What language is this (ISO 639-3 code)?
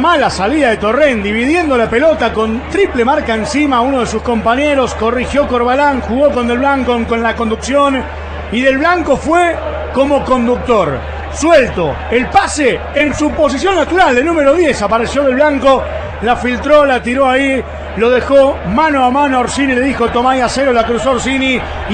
spa